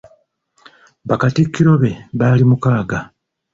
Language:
Ganda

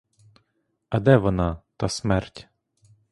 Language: Ukrainian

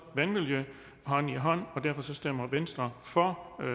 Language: Danish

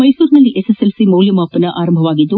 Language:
Kannada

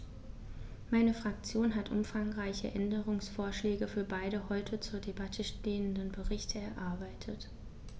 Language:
German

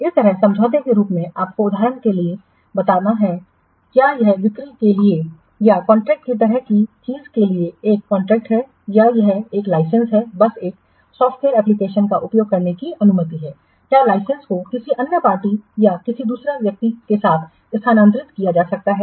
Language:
Hindi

